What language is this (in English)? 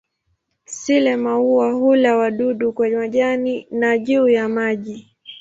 Swahili